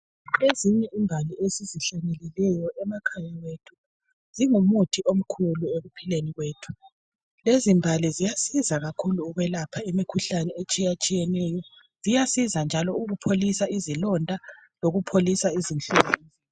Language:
North Ndebele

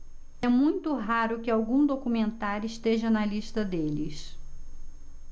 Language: Portuguese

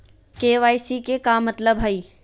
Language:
Magahi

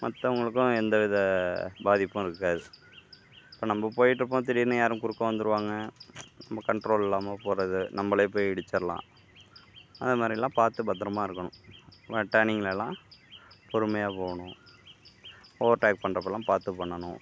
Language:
Tamil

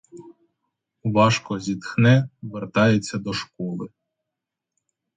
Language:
Ukrainian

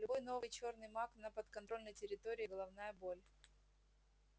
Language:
Russian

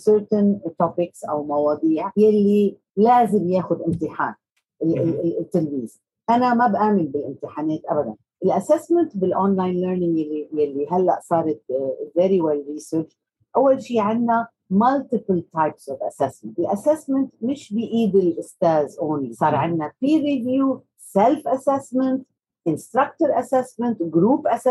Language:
Arabic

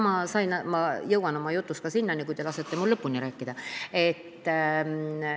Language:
Estonian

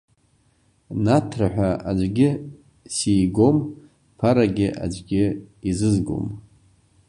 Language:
Abkhazian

